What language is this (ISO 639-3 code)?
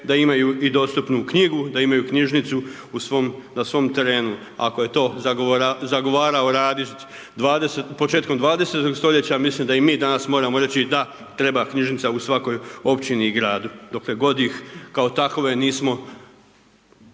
hrv